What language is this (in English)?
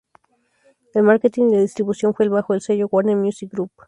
Spanish